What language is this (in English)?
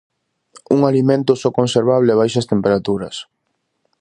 Galician